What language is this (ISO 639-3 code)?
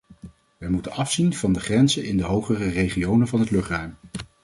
nld